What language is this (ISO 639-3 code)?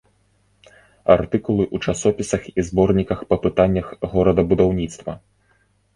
bel